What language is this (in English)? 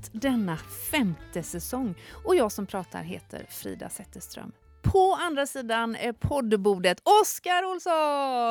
Swedish